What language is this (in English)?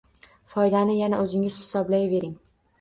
Uzbek